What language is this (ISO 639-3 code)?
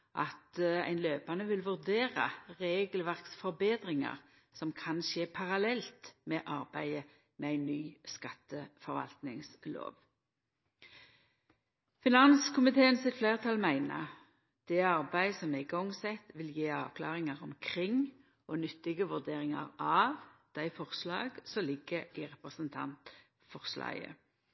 nno